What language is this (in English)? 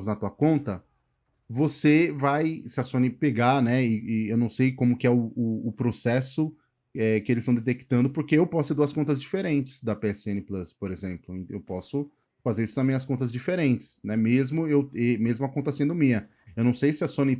Portuguese